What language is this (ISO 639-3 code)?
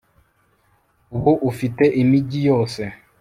kin